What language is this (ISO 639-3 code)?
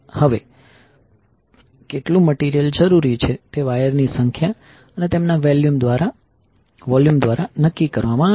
guj